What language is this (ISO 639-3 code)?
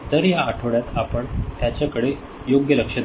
mar